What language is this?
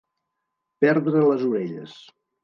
Catalan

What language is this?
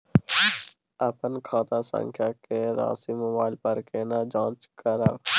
Maithili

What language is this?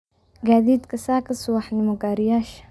Somali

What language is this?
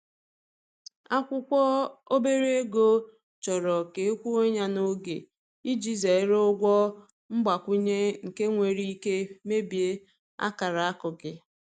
Igbo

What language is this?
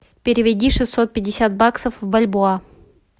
Russian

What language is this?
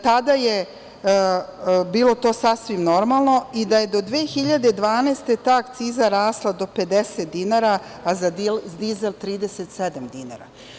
Serbian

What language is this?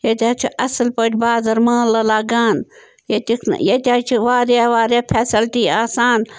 Kashmiri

